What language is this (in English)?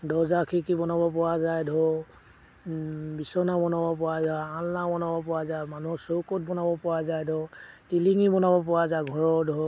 Assamese